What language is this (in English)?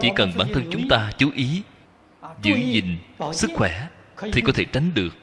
Vietnamese